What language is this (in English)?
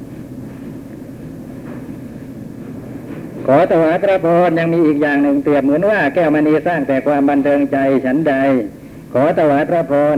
Thai